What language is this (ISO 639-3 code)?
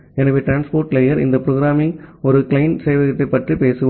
tam